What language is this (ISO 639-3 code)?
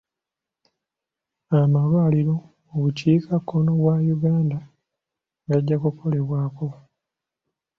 lug